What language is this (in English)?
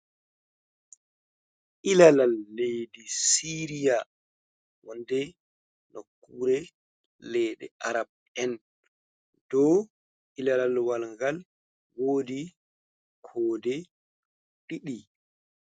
Fula